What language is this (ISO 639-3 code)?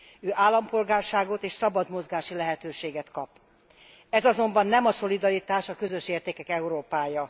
hun